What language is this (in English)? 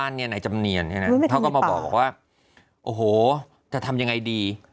Thai